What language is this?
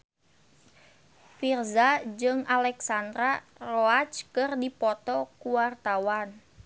Sundanese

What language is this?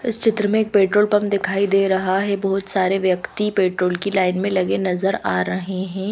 Hindi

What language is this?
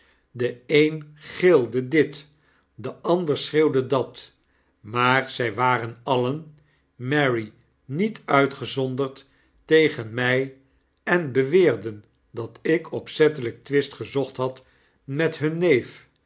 Dutch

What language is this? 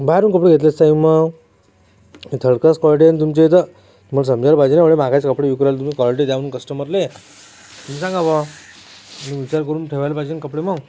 Marathi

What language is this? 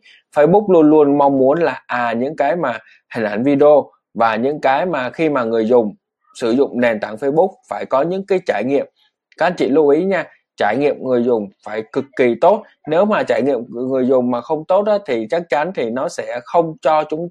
Vietnamese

